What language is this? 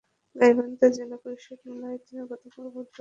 Bangla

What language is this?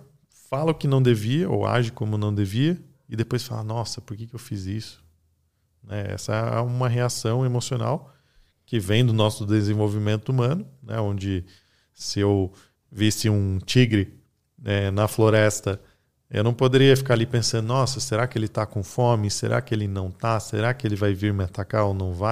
Portuguese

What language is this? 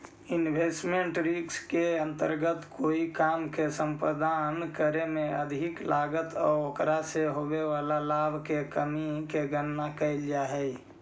Magahi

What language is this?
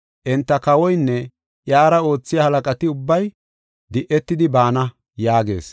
Gofa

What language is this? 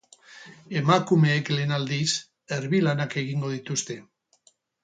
Basque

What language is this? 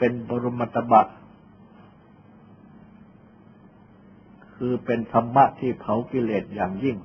Thai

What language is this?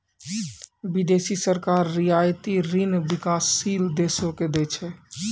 Maithili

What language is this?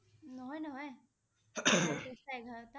Assamese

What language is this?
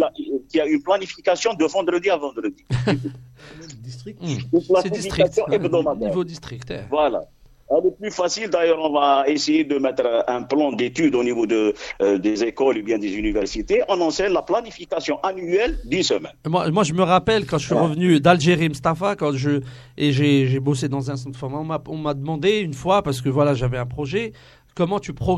French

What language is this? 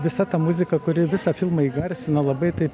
Lithuanian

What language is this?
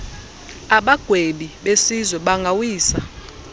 Xhosa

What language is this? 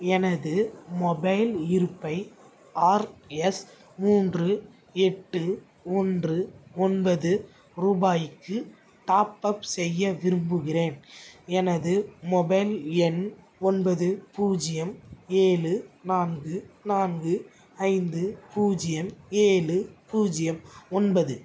Tamil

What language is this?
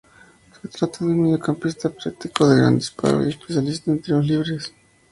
Spanish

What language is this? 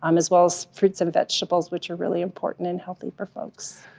English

